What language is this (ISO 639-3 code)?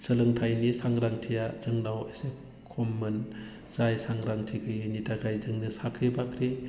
brx